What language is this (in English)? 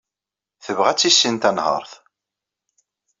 Kabyle